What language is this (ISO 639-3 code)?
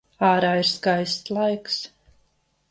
lav